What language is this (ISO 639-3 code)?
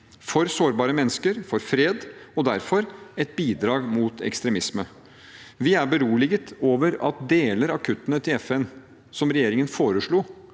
nor